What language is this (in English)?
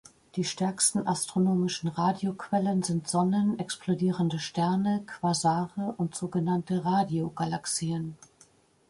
German